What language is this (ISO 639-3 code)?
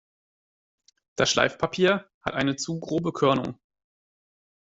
deu